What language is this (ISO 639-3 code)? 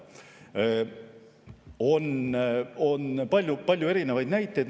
est